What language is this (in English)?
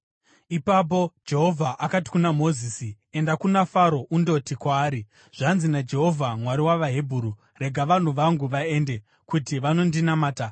Shona